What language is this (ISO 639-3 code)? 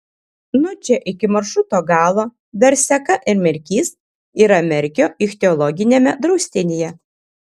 lit